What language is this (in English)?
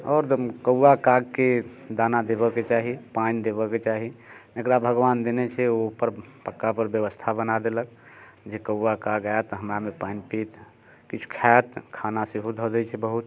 Maithili